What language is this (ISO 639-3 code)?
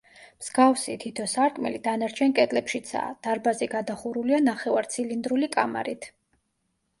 kat